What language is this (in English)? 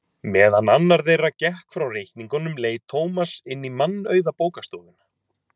Icelandic